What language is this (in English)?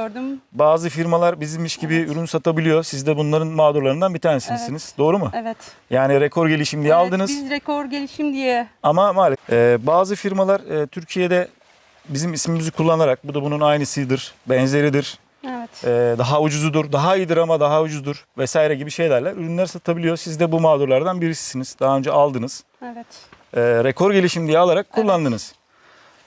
Turkish